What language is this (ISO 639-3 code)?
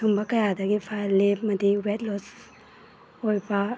mni